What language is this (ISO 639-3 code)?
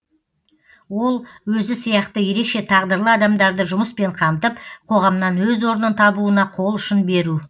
kaz